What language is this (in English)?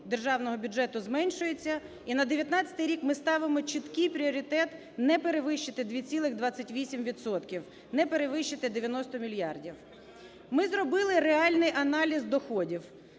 Ukrainian